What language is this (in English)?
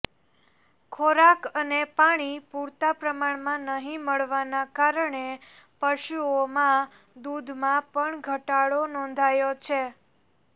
Gujarati